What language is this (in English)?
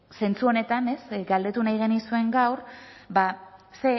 Basque